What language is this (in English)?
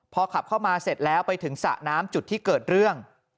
Thai